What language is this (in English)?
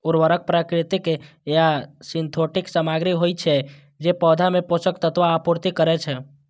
Maithili